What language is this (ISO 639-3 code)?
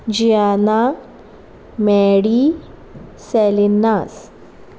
kok